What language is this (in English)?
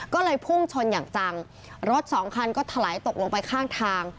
Thai